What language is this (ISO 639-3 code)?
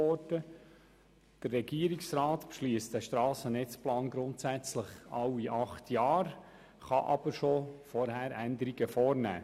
gsw